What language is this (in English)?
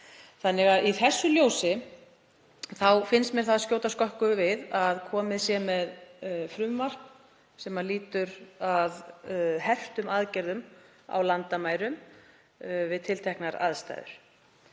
Icelandic